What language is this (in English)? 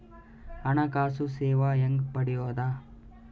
Kannada